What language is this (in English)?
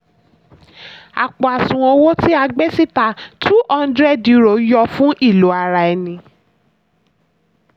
Yoruba